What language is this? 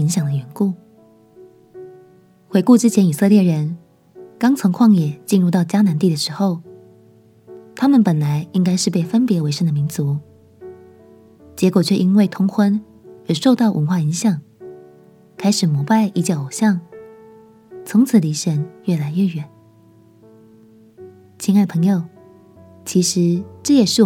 Chinese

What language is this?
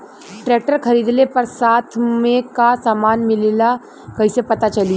Bhojpuri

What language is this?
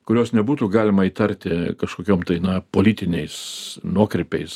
Lithuanian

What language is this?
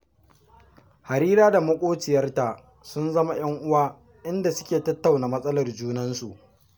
Hausa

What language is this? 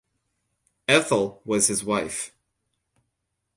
English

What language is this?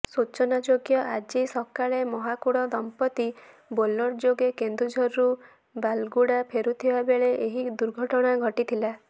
Odia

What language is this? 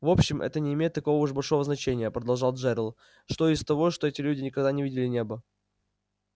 Russian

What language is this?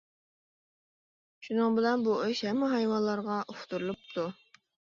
Uyghur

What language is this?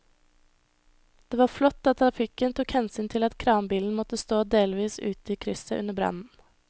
Norwegian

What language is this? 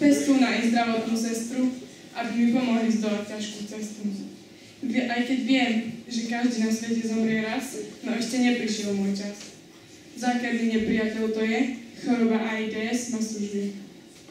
Czech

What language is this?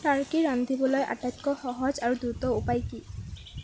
Assamese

